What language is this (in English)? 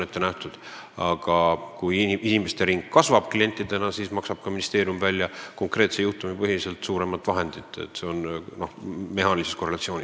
Estonian